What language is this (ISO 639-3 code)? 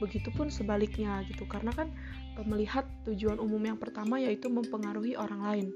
ind